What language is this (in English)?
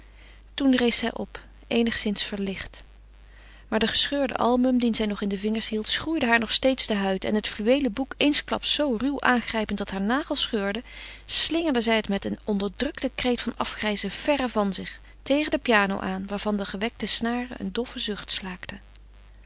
Dutch